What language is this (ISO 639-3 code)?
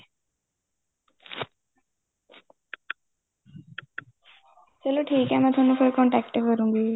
pan